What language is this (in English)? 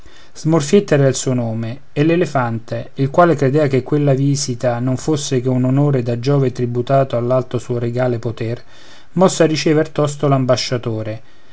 Italian